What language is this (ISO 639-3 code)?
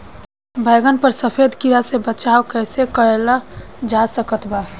bho